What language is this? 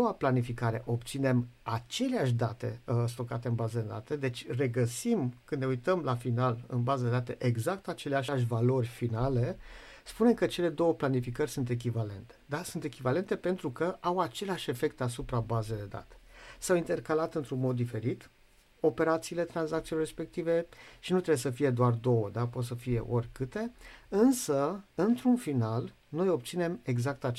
Romanian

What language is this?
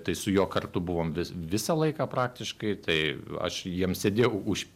Lithuanian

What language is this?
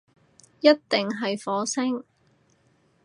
Cantonese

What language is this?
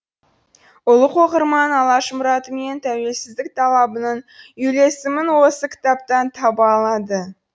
Kazakh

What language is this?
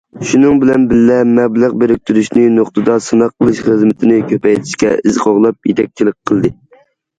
Uyghur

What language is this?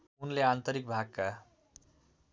Nepali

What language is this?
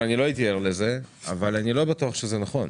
Hebrew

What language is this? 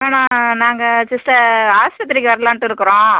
Tamil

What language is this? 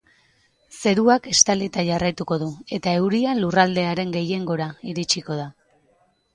Basque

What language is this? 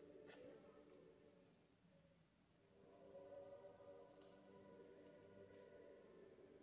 Portuguese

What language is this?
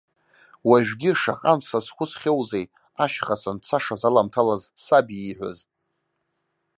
Abkhazian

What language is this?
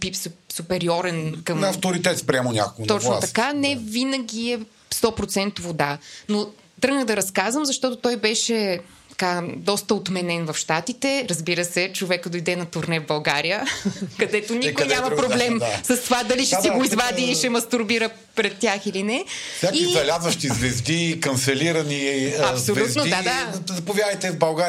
Bulgarian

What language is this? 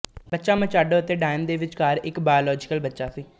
Punjabi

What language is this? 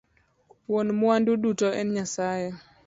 Luo (Kenya and Tanzania)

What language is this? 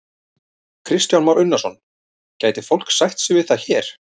Icelandic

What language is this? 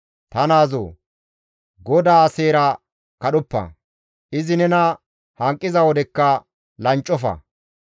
Gamo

